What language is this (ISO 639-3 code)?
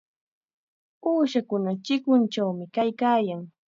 qxa